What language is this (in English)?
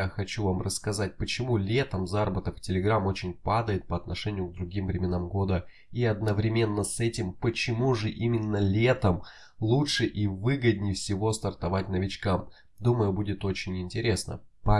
Russian